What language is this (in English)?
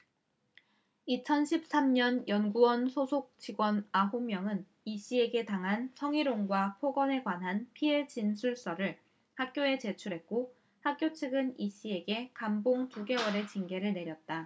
Korean